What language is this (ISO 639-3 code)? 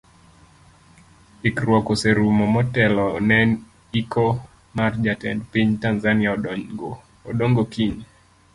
luo